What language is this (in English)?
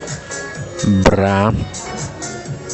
Russian